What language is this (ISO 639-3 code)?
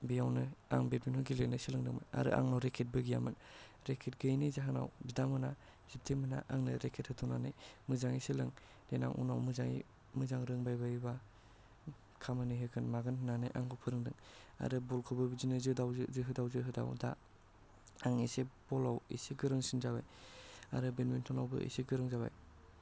brx